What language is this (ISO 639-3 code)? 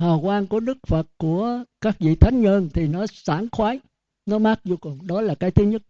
vie